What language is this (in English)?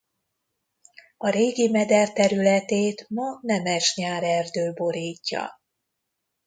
Hungarian